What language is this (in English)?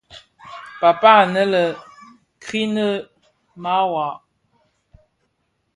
Bafia